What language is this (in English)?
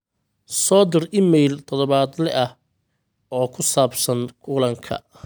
Somali